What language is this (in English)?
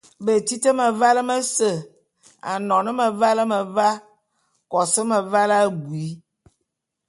Bulu